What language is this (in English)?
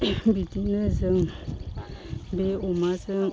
Bodo